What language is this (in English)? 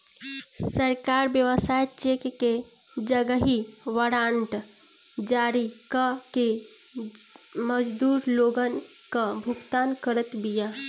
Bhojpuri